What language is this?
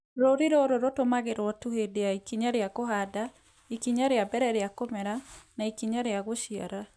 Kikuyu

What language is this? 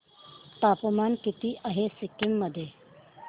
Marathi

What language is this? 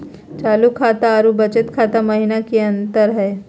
Magahi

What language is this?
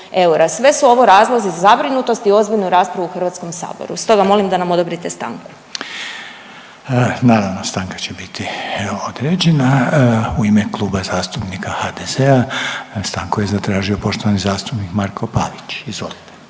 Croatian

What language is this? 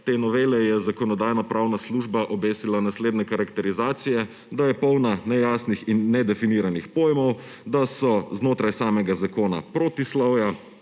Slovenian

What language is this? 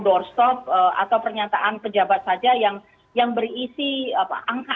Indonesian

